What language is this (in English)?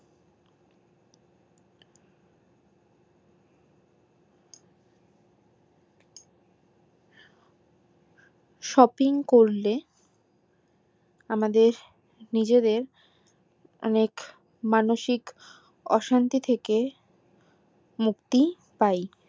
Bangla